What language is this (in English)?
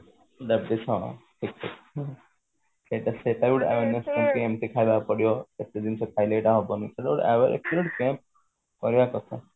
Odia